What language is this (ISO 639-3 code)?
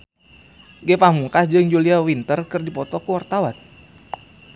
sun